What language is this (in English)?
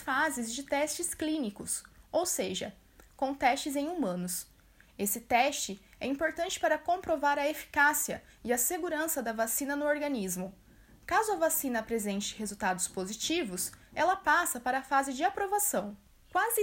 Portuguese